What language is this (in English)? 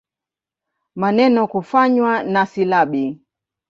Swahili